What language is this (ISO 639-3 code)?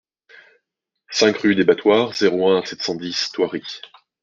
fra